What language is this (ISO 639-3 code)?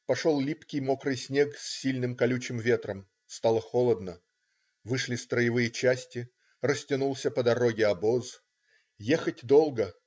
rus